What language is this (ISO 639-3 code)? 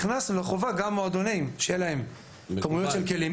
heb